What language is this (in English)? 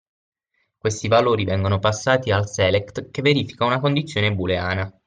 Italian